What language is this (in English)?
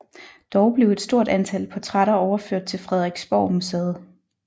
Danish